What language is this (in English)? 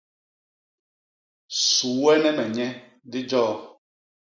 Basaa